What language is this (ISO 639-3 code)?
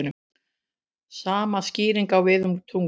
isl